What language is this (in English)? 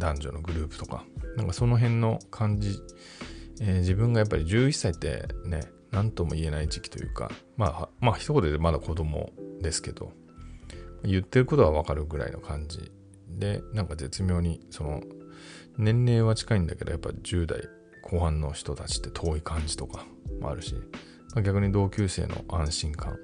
Japanese